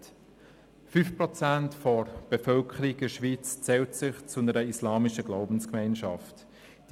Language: Swiss German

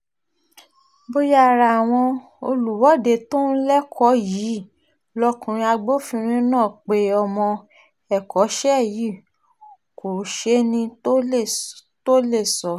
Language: Yoruba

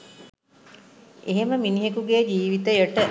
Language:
Sinhala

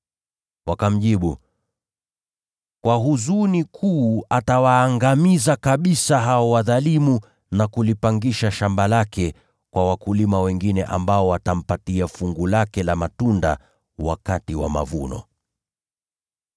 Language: Swahili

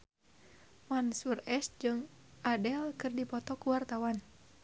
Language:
Sundanese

